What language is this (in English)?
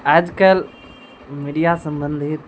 Maithili